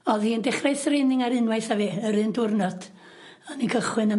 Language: Welsh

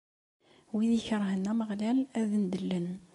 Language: Kabyle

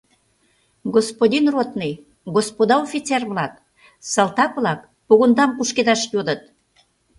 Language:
Mari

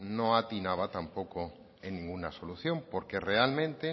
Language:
Spanish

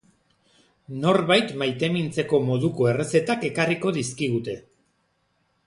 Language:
Basque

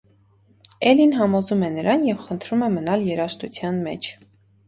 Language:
Armenian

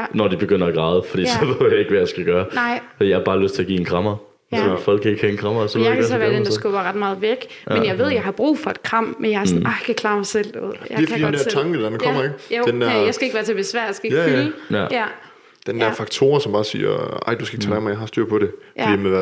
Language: Danish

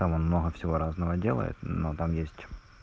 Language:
Russian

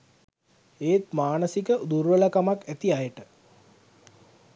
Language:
Sinhala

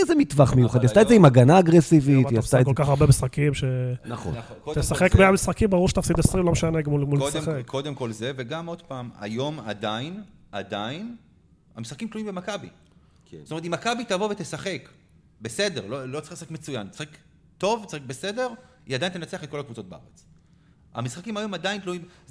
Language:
Hebrew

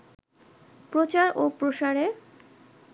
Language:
Bangla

